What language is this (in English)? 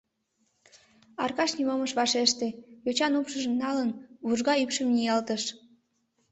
Mari